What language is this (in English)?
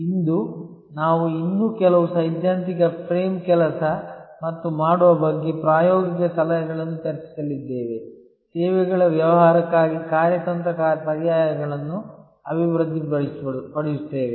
Kannada